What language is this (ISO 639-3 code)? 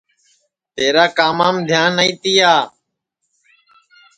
ssi